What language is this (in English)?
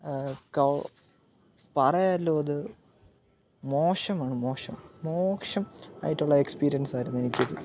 Malayalam